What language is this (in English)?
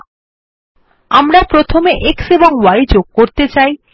Bangla